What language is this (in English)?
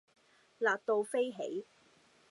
Cantonese